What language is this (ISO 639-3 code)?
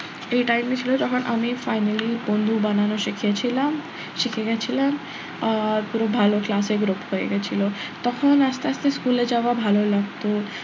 ben